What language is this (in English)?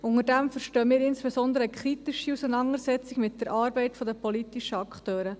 Swiss German